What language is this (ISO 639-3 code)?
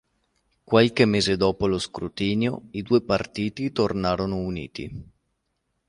ita